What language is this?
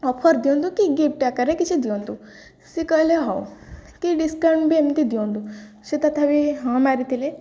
Odia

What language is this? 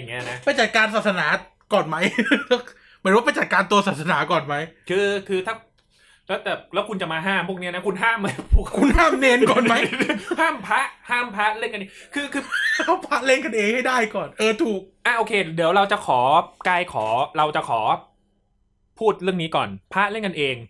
Thai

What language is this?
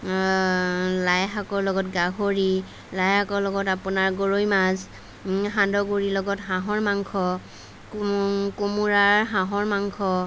Assamese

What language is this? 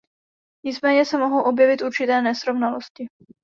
Czech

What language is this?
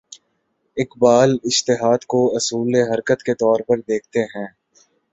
Urdu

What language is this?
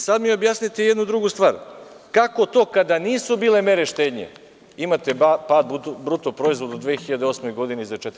Serbian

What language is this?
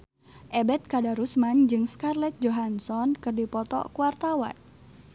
Sundanese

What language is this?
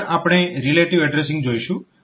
Gujarati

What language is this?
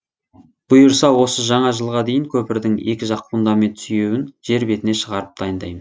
Kazakh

